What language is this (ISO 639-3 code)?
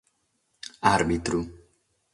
srd